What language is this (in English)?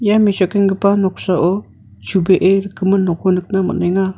Garo